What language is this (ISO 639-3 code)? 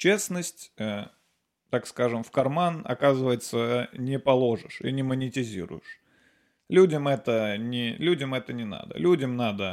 rus